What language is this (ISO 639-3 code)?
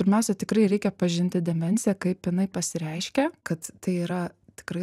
lit